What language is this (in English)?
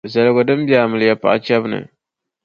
Dagbani